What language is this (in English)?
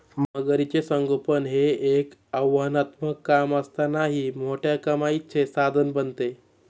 Marathi